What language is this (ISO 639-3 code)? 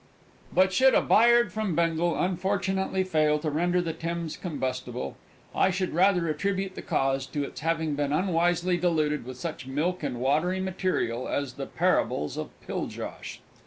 eng